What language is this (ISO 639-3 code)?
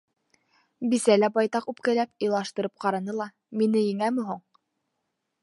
bak